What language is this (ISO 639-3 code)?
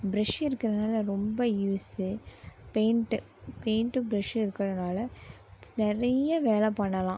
tam